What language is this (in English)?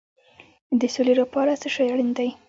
Pashto